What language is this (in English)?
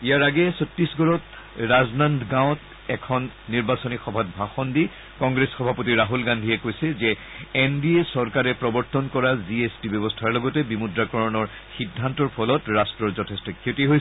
Assamese